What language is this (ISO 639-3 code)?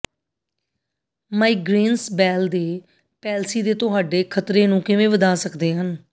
pan